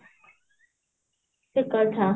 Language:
Odia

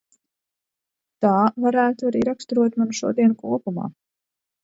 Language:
Latvian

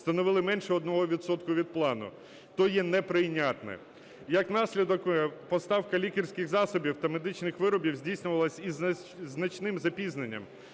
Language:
Ukrainian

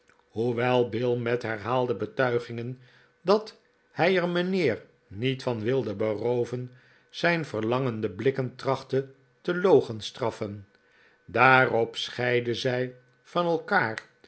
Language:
Dutch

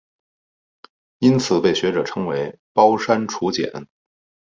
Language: Chinese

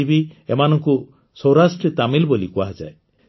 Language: Odia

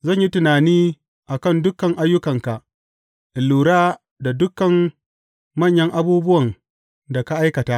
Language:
Hausa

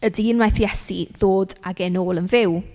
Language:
Welsh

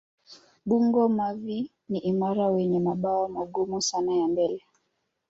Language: Swahili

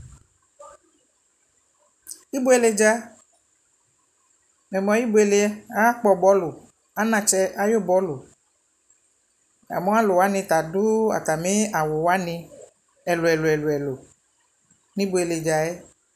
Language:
Ikposo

